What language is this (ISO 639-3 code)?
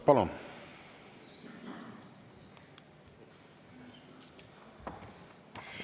est